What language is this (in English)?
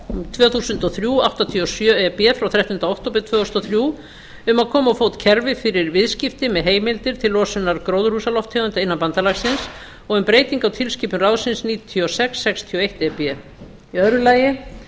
Icelandic